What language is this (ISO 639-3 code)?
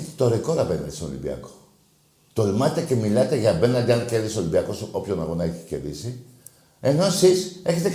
ell